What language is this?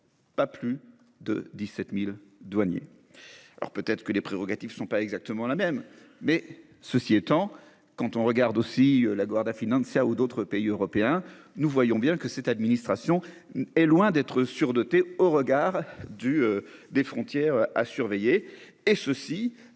French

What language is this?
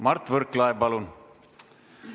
Estonian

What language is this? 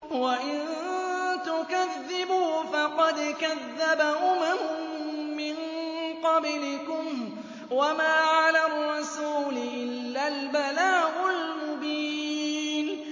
Arabic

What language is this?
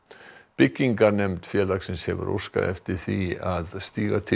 Icelandic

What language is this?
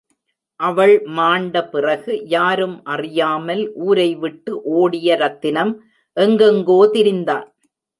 Tamil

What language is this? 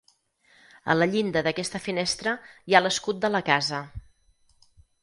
Catalan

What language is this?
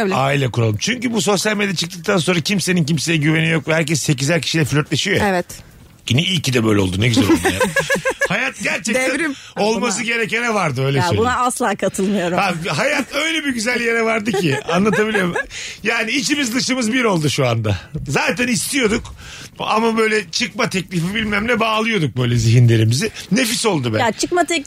Turkish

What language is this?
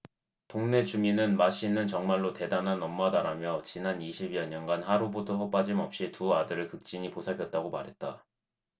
Korean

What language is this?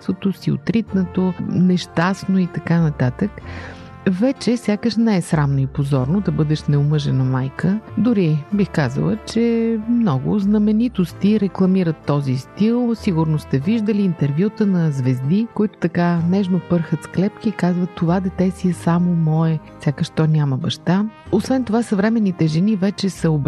Bulgarian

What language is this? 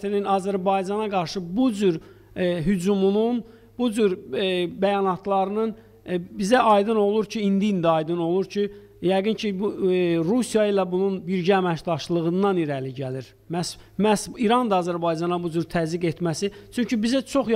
Turkish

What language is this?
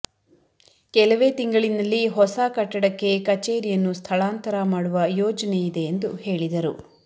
Kannada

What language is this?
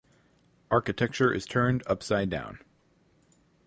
English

